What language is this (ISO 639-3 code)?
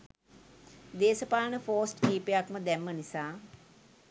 sin